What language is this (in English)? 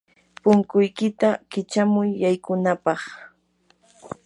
Yanahuanca Pasco Quechua